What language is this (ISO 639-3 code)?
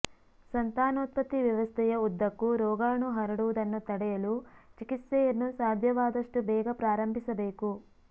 kan